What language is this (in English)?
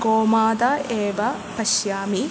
Sanskrit